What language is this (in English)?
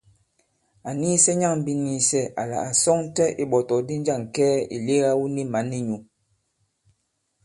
Bankon